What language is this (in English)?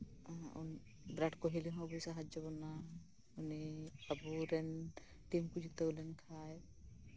Santali